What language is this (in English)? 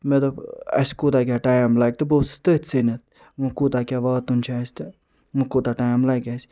Kashmiri